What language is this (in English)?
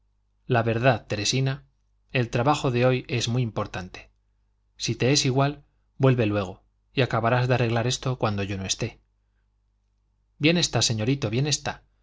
Spanish